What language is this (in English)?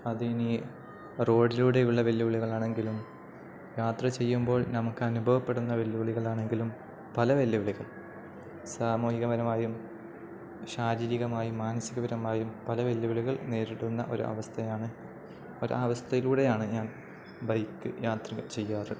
Malayalam